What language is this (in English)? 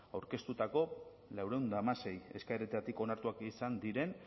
Basque